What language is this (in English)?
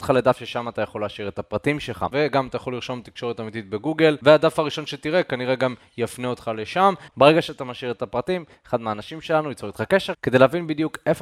Hebrew